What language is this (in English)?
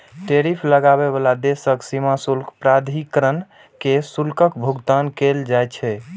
Maithili